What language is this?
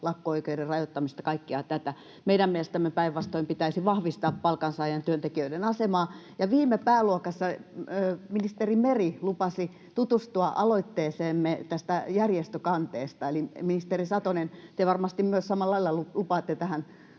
Finnish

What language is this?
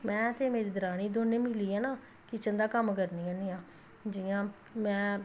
Dogri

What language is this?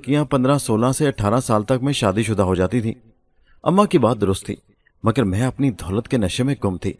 Urdu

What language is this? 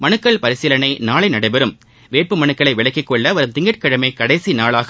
Tamil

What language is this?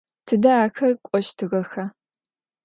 Adyghe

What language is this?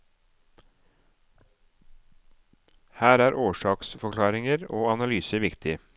Norwegian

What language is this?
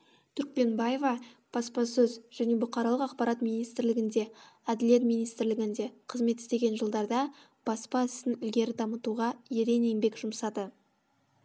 Kazakh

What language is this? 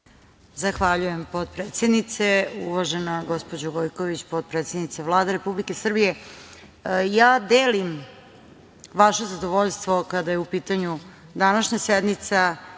Serbian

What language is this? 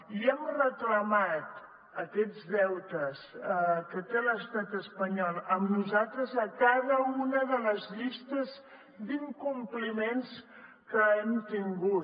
Catalan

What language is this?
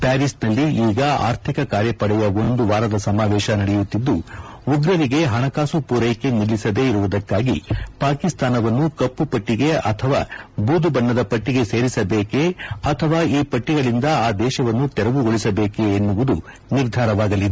Kannada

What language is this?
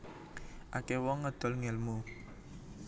Javanese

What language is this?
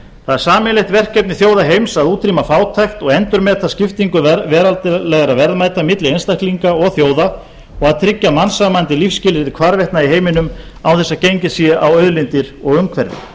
Icelandic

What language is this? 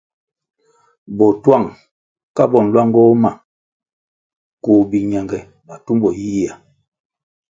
Kwasio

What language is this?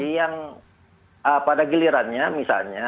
Indonesian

